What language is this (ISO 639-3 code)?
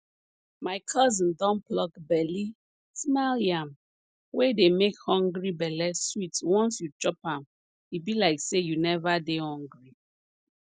pcm